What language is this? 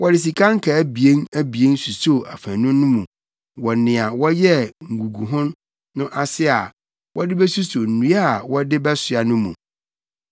Akan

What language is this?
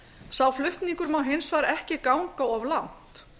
Icelandic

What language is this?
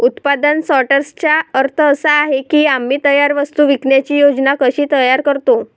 Marathi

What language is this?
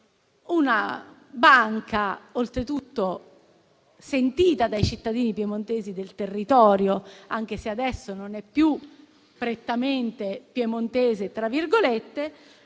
Italian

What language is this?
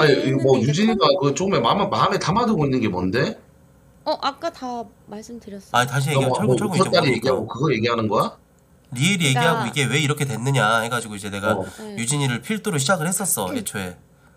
Korean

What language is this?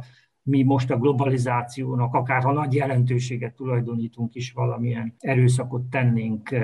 Hungarian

